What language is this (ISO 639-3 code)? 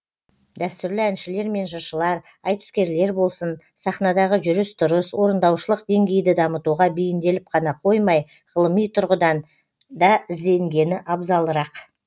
kaz